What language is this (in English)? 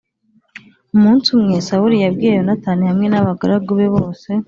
Kinyarwanda